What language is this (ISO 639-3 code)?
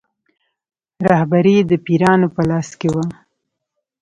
pus